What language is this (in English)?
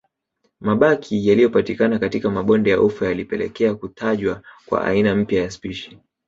Swahili